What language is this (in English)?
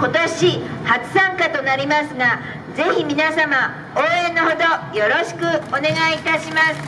Japanese